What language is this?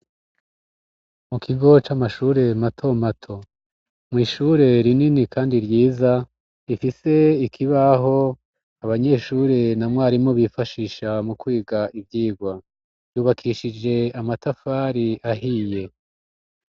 Rundi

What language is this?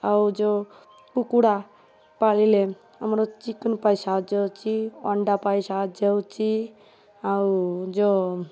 Odia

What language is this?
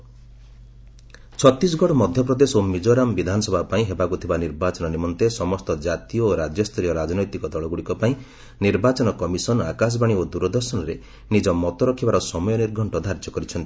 Odia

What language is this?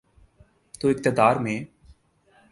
Urdu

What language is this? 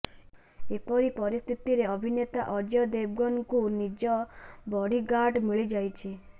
Odia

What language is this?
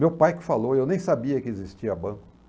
Portuguese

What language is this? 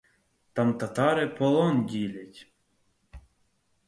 Ukrainian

